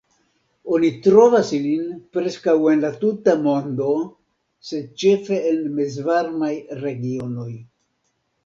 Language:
Esperanto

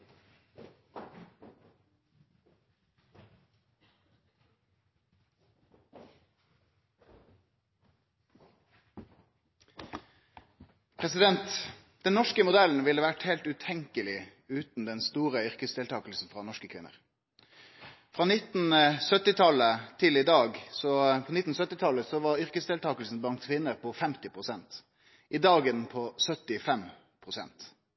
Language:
Norwegian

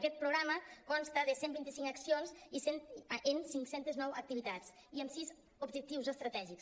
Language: Catalan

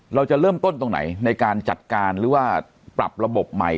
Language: Thai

